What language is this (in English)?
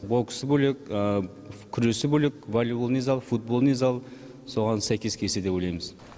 Kazakh